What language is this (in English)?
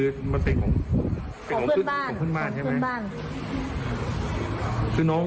Thai